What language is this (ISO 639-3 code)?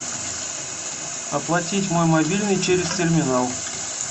rus